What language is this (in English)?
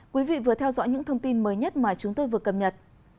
Vietnamese